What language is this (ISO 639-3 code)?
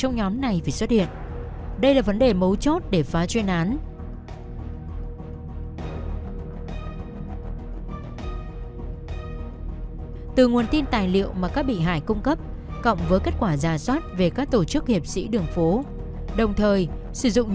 vie